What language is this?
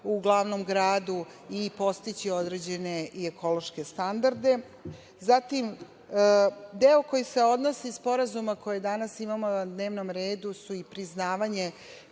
Serbian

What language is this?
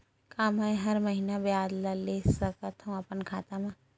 Chhattisgarhi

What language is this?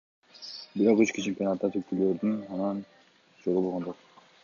Kyrgyz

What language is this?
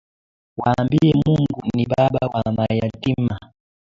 Swahili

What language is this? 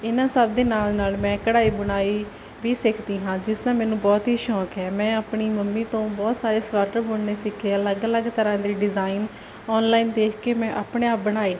Punjabi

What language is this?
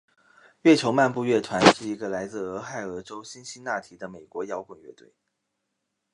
Chinese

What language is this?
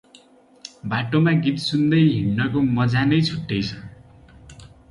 Nepali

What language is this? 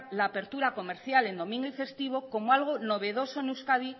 Spanish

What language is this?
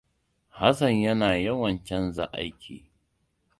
Hausa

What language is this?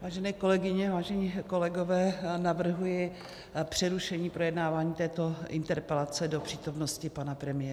Czech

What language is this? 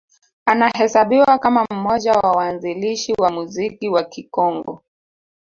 Swahili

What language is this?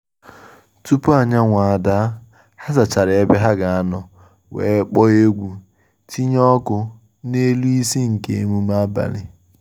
Igbo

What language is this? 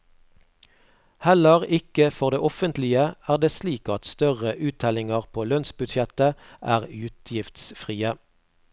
Norwegian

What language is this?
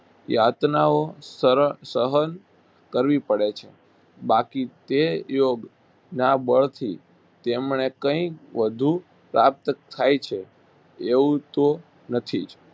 Gujarati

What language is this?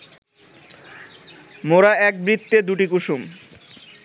Bangla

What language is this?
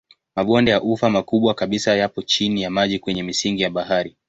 Swahili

